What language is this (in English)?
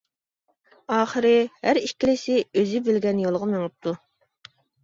Uyghur